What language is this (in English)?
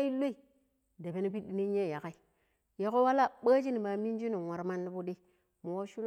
Pero